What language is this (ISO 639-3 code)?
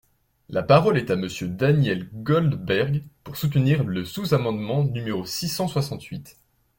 fra